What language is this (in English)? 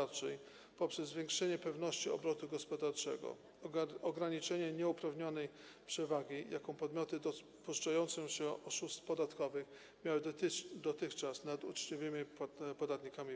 Polish